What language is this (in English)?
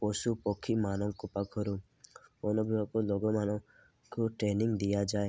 Odia